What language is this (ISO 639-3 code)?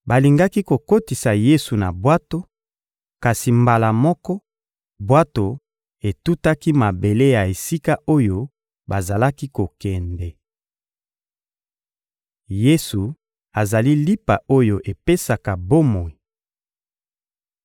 lin